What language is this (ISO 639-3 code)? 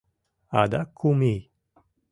chm